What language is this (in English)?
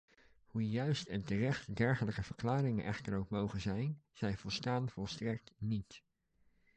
Dutch